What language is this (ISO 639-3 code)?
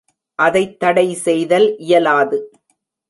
tam